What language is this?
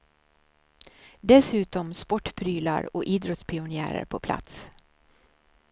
Swedish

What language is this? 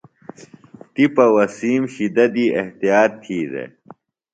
Phalura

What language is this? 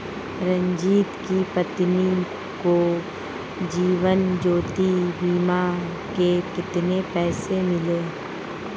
Hindi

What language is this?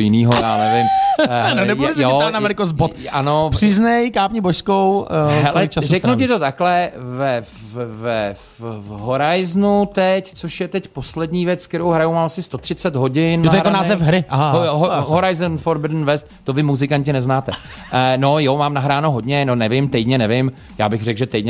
Czech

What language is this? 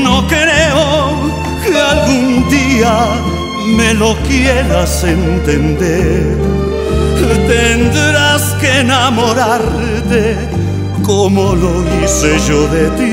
Greek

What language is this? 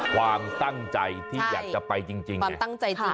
Thai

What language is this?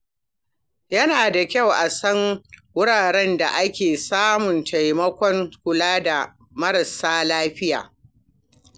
Hausa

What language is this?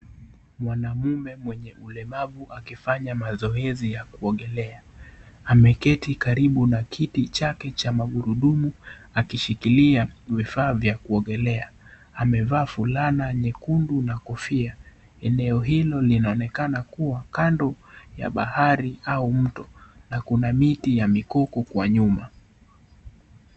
Swahili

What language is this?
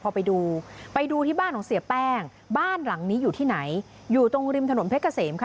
Thai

